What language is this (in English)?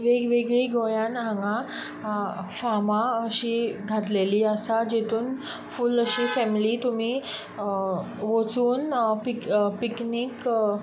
Konkani